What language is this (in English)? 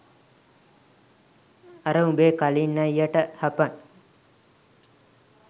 Sinhala